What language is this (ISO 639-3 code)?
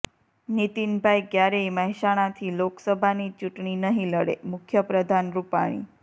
guj